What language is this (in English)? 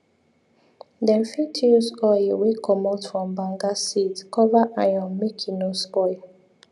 Nigerian Pidgin